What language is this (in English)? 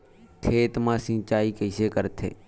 Chhattisgarhi